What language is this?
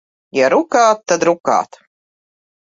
Latvian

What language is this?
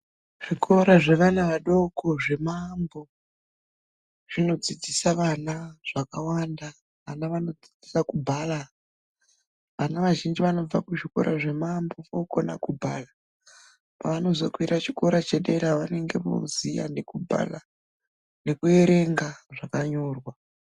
Ndau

